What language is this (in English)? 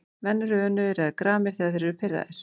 Icelandic